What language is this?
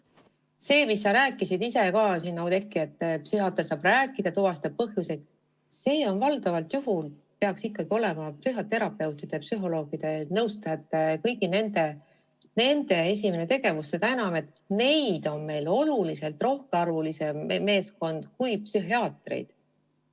Estonian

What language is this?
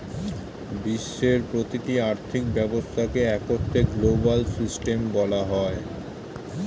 Bangla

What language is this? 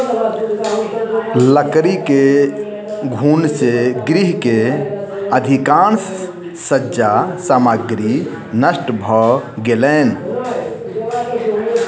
Maithili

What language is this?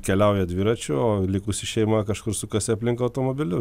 Lithuanian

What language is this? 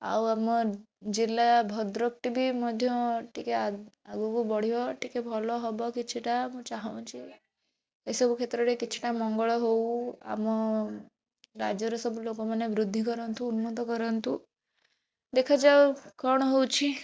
Odia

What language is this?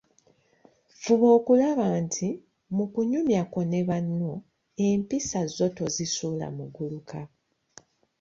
Ganda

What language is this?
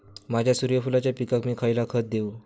Marathi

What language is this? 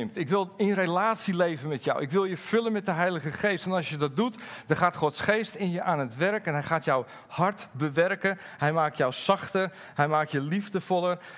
Dutch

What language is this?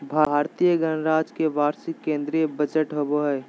Magahi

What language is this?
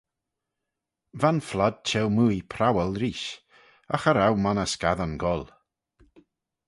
Manx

